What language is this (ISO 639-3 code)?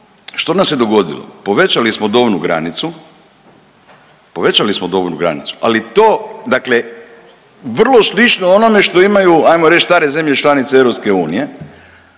hrv